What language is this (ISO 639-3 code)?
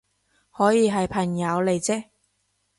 yue